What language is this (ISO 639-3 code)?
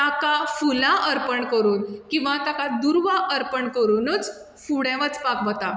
kok